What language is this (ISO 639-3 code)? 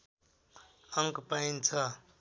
nep